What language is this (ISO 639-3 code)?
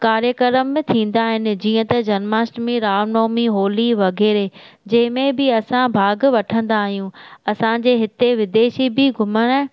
snd